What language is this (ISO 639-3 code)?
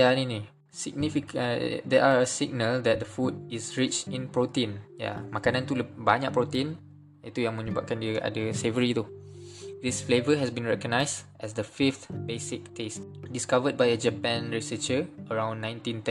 msa